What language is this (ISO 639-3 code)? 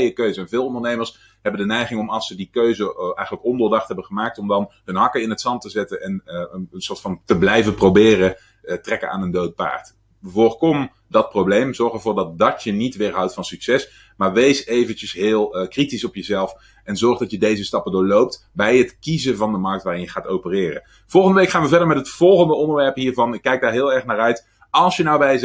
nld